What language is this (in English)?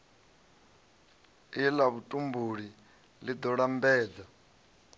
Venda